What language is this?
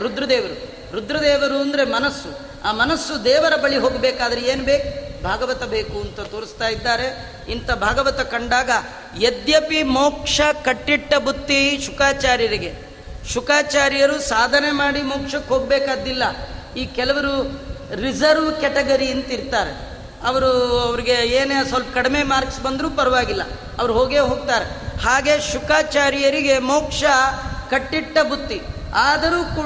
Kannada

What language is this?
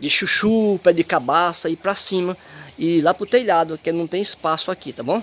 Portuguese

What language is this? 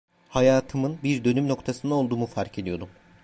Turkish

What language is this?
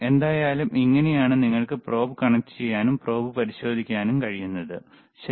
Malayalam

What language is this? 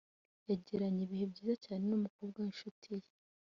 Kinyarwanda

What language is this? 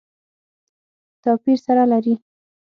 Pashto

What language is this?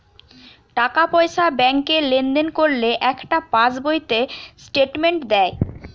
Bangla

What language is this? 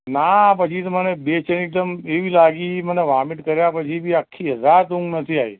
Gujarati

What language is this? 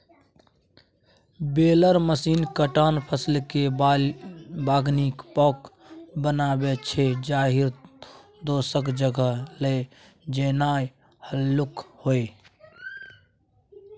Maithili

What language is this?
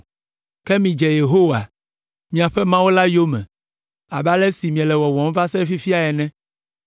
Ewe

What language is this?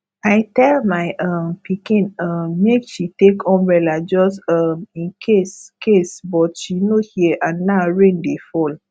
Nigerian Pidgin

